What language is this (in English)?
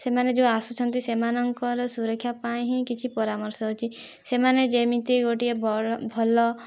Odia